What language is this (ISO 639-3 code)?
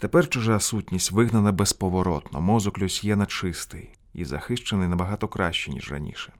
ukr